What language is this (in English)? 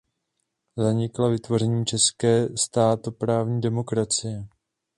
Czech